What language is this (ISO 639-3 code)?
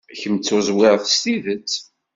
kab